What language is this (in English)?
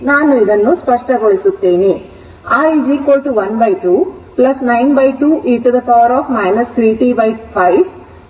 Kannada